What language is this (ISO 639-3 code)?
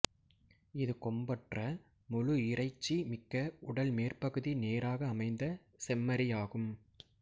tam